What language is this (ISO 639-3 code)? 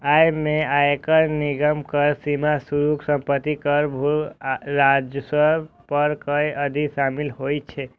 mai